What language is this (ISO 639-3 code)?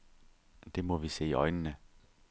dan